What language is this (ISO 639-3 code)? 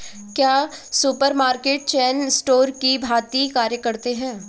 hin